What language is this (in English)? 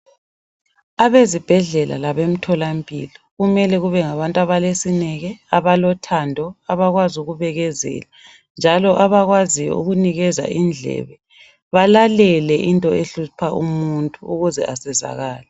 North Ndebele